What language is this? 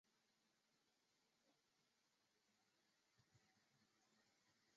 Chinese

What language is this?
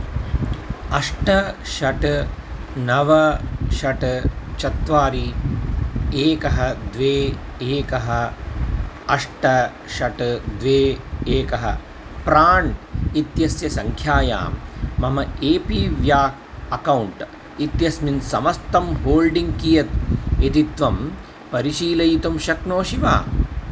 Sanskrit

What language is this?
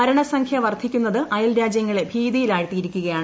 Malayalam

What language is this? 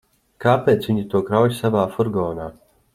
Latvian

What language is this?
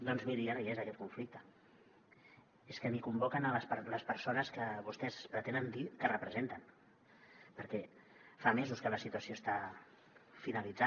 Catalan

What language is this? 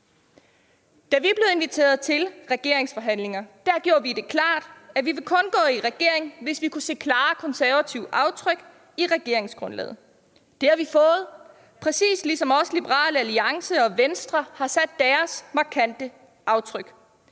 Danish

